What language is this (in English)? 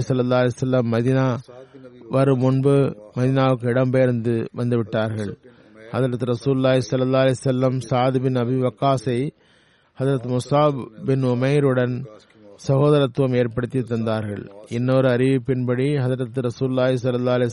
Tamil